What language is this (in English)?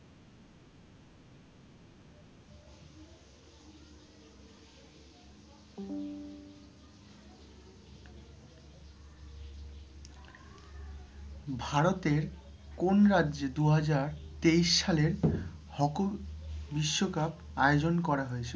Bangla